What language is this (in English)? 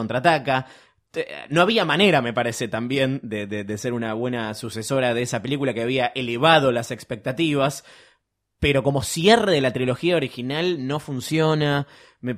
Spanish